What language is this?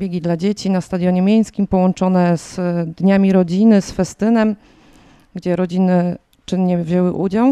Polish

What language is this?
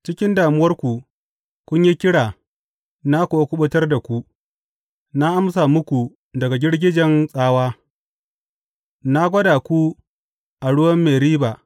Hausa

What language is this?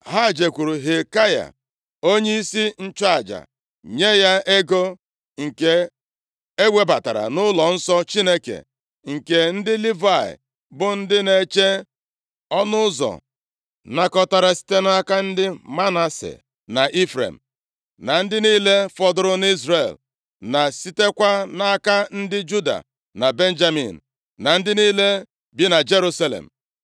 Igbo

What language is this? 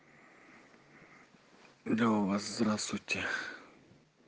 Russian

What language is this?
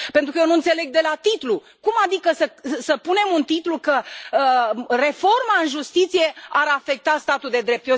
Romanian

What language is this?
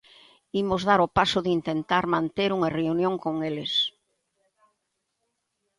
Galician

